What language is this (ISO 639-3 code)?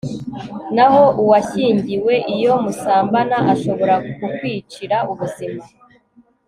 kin